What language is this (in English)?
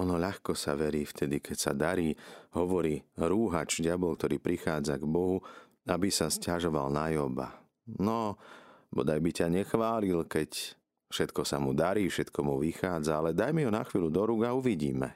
Slovak